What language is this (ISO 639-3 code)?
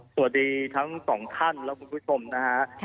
tha